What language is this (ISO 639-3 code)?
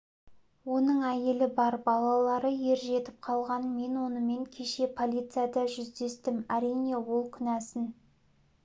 kaz